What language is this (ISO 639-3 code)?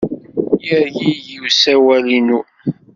kab